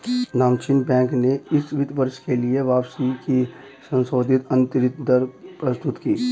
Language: Hindi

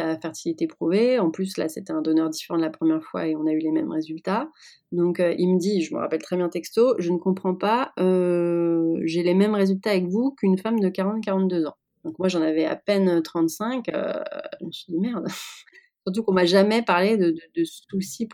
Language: French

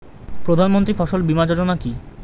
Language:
Bangla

